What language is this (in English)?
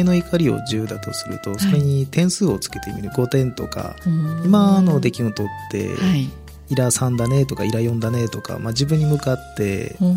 Japanese